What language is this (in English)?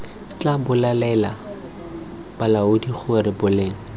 Tswana